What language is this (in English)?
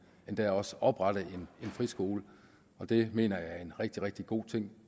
Danish